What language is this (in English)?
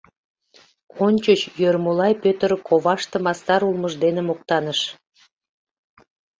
Mari